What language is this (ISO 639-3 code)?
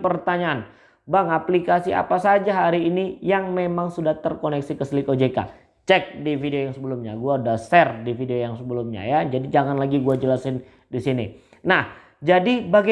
ind